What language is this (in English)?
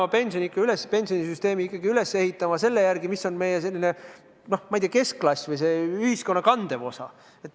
Estonian